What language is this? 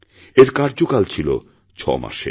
Bangla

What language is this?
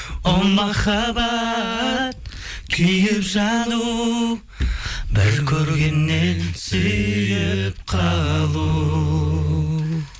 Kazakh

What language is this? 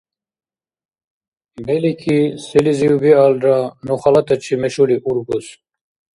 Dargwa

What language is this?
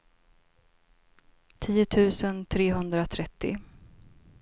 Swedish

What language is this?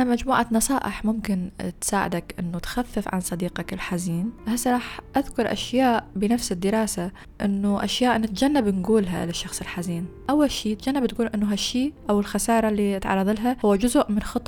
Arabic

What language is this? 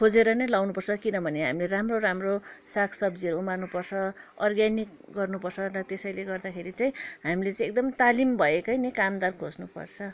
Nepali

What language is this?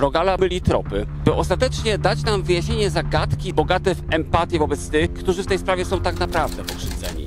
Polish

